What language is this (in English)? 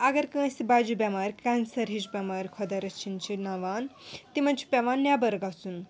Kashmiri